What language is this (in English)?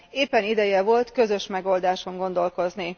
Hungarian